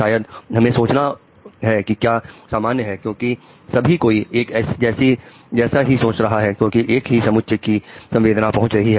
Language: Hindi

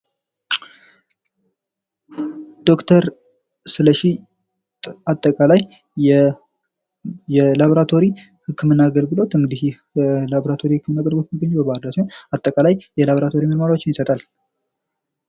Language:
Amharic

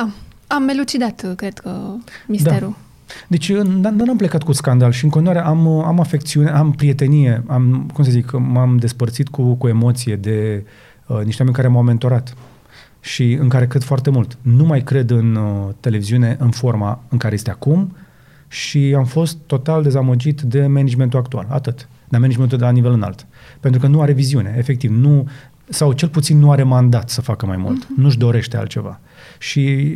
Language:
Romanian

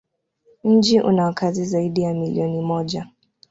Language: Swahili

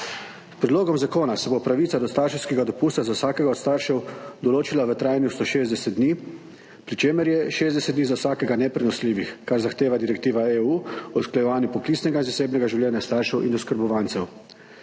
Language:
Slovenian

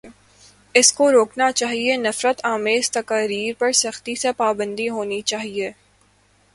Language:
Urdu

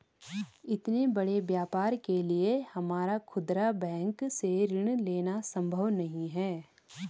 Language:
Hindi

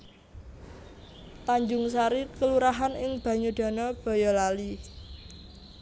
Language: Javanese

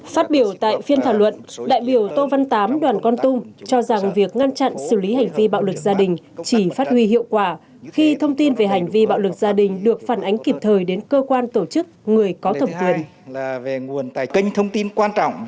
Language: Vietnamese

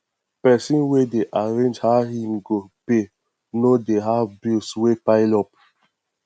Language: Nigerian Pidgin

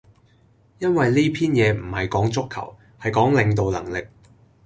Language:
Cantonese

